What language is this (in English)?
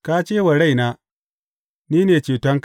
Hausa